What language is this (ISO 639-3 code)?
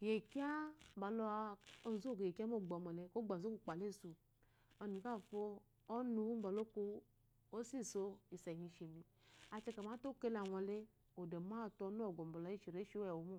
afo